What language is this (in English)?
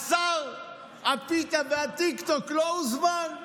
Hebrew